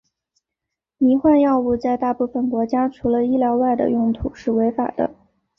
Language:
Chinese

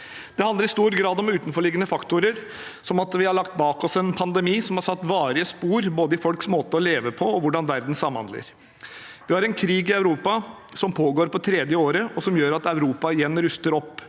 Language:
Norwegian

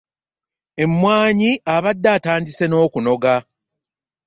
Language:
Ganda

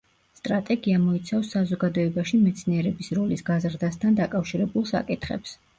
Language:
Georgian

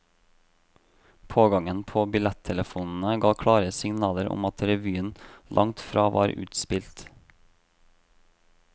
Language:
Norwegian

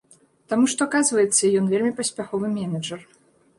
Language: Belarusian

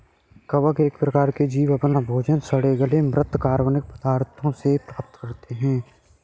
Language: Hindi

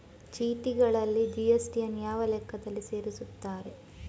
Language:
Kannada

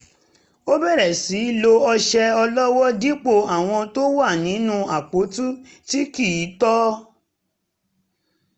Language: Yoruba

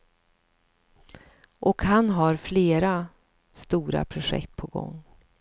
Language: Swedish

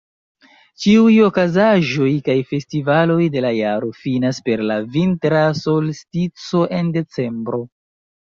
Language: Esperanto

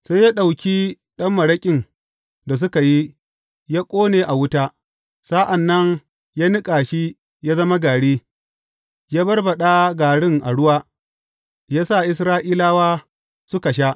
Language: Hausa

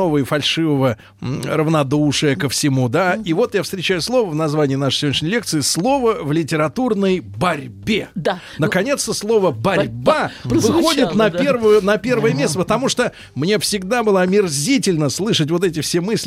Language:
Russian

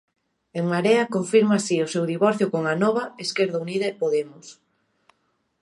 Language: Galician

